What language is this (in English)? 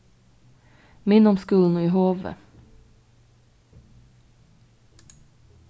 Faroese